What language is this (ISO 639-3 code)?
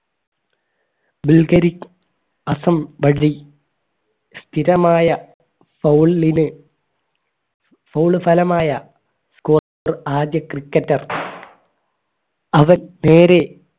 mal